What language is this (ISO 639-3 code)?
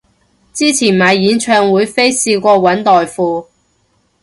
yue